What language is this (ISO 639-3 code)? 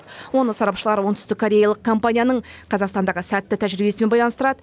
kaz